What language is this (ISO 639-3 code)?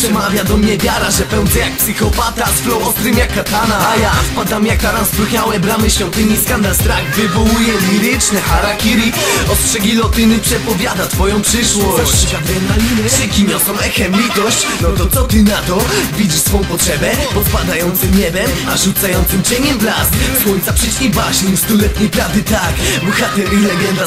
pol